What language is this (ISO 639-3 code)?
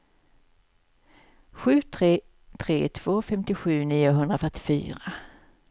swe